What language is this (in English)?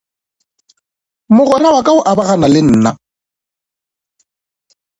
Northern Sotho